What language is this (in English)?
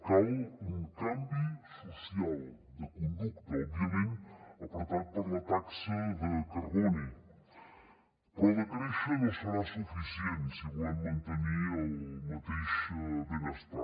Catalan